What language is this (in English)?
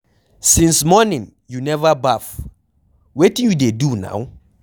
Nigerian Pidgin